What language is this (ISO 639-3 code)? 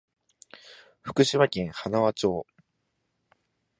jpn